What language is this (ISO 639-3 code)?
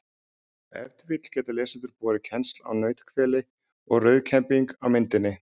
isl